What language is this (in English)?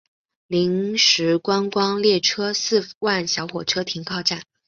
Chinese